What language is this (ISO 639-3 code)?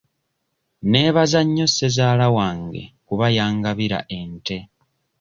lug